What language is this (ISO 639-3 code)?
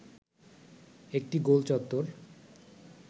ben